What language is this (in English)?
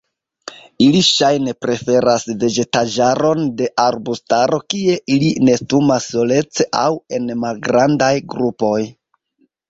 Esperanto